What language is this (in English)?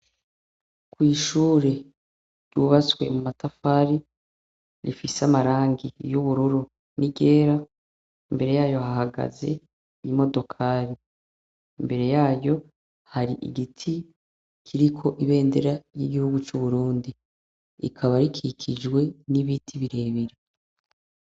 Rundi